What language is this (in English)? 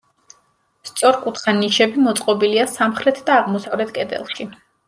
Georgian